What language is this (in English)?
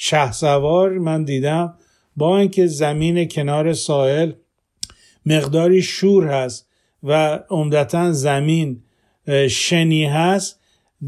Persian